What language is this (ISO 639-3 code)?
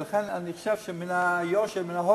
heb